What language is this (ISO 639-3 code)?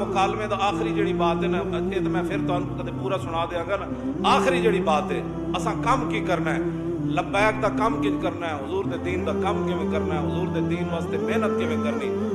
urd